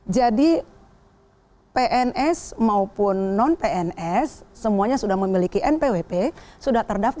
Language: Indonesian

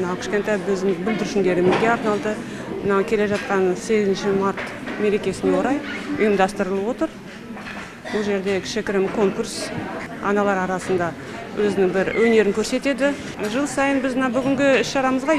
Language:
Russian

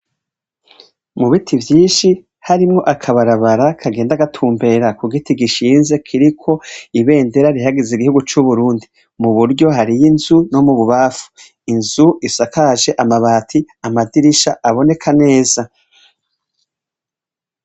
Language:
Rundi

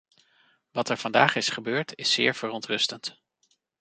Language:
Dutch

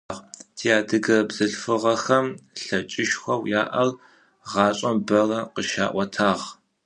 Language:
Adyghe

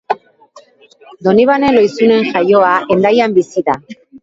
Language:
Basque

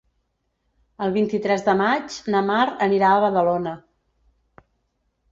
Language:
Catalan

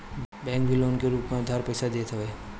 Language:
Bhojpuri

